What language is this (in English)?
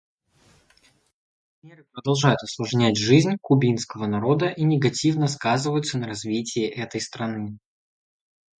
Russian